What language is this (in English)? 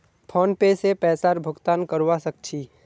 Magahi